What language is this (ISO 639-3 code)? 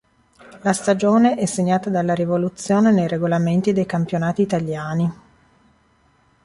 ita